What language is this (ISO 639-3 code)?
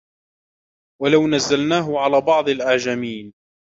ara